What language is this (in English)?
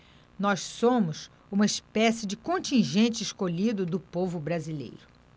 Portuguese